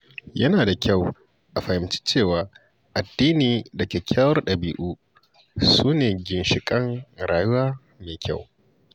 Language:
Hausa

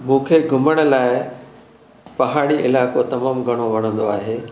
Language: Sindhi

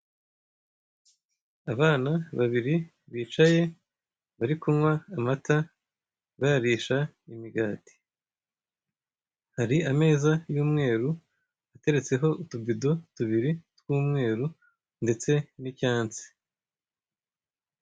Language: Kinyarwanda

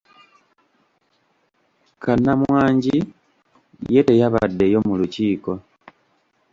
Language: Ganda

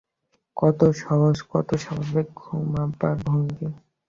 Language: Bangla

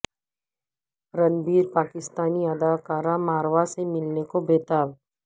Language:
Urdu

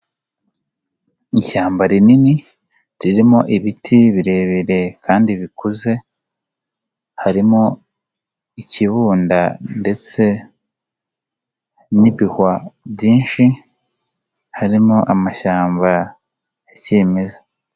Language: Kinyarwanda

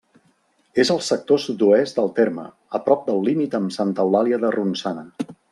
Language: Catalan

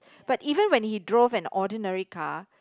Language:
English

